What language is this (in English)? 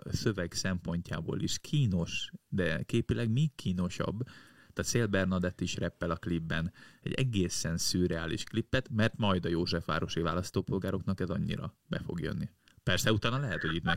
Hungarian